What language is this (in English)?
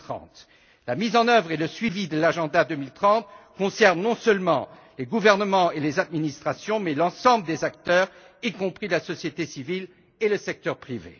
French